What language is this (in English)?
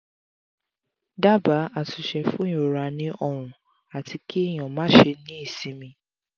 Yoruba